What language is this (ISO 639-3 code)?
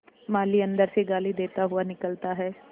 hin